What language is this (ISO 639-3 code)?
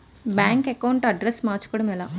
tel